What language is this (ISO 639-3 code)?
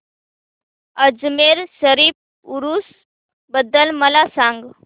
mar